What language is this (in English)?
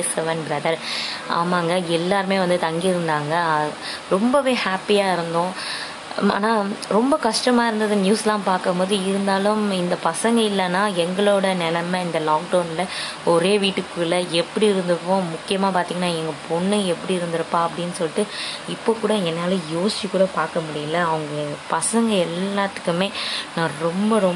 Tamil